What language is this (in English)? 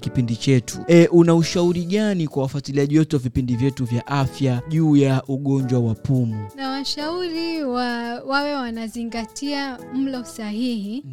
Swahili